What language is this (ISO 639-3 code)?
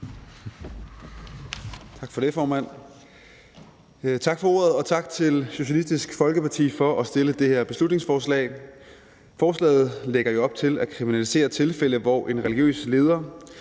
dan